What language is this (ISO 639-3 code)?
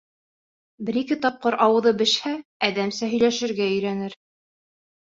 bak